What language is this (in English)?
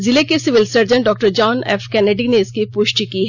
Hindi